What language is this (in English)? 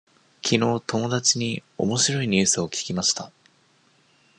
Japanese